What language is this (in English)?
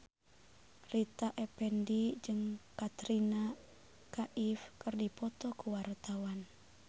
Sundanese